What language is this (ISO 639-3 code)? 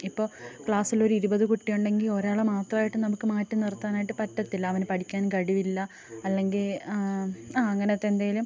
mal